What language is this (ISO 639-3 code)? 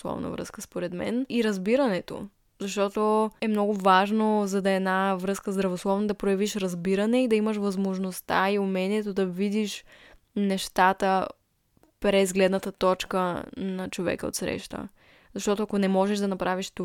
bul